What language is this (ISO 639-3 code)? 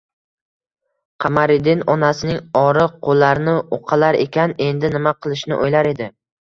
uzb